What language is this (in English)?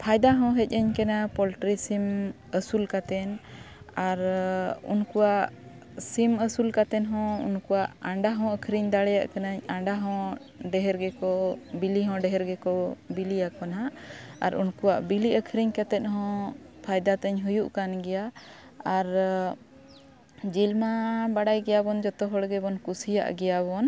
Santali